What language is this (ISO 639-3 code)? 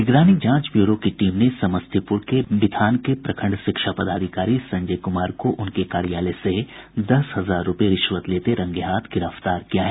hin